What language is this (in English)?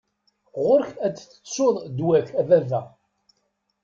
Kabyle